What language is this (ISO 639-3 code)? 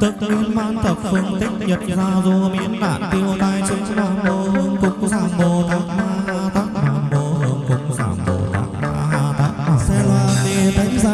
vie